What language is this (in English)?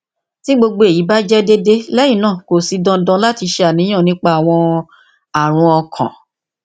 Yoruba